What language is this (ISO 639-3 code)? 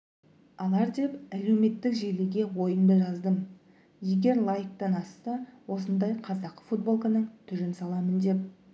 kaz